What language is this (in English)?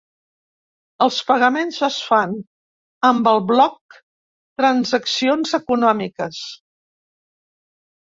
Catalan